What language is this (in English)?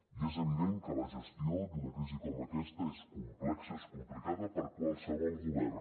Catalan